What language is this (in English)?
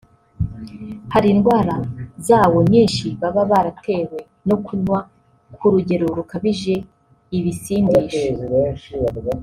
Kinyarwanda